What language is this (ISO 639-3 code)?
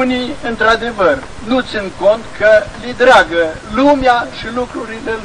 ron